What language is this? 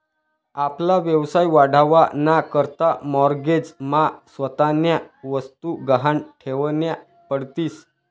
Marathi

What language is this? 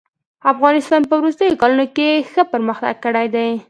Pashto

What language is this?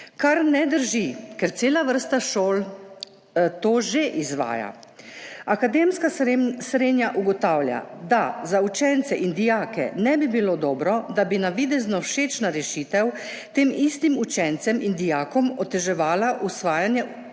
Slovenian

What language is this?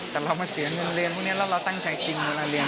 Thai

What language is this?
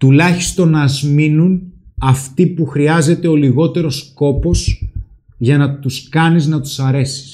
Greek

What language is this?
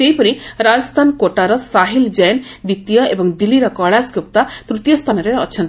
Odia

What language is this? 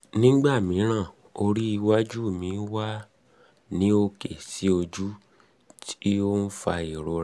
Yoruba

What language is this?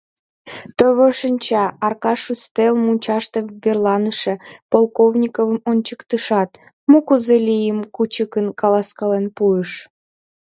Mari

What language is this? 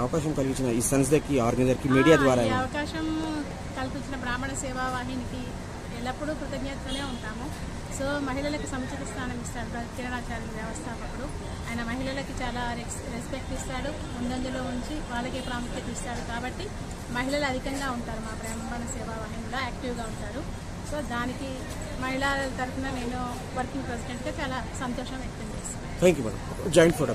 Telugu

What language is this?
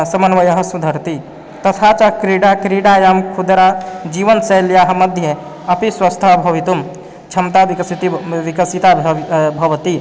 Sanskrit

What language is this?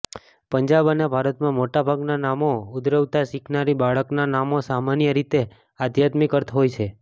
Gujarati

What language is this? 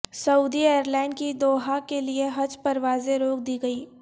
Urdu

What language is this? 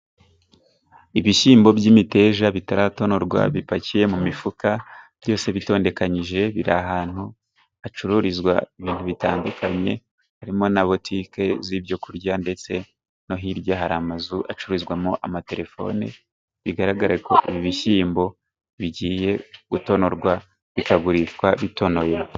Kinyarwanda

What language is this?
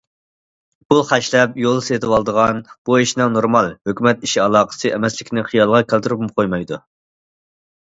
Uyghur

